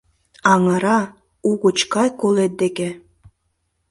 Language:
Mari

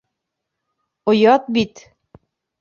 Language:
Bashkir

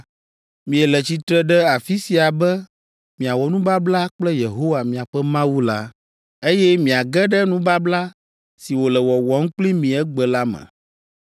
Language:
Ewe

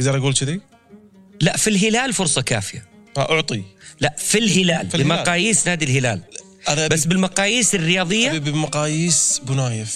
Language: Arabic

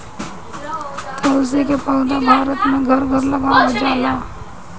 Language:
Bhojpuri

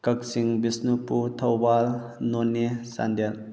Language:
Manipuri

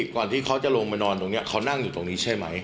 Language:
Thai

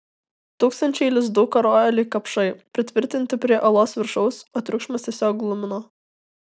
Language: Lithuanian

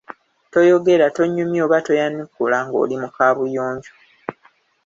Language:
Ganda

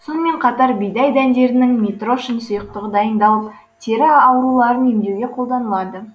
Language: Kazakh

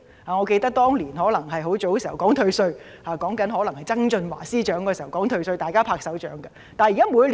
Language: Cantonese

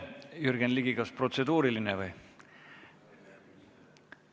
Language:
Estonian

